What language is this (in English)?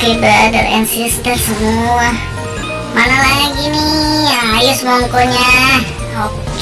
Indonesian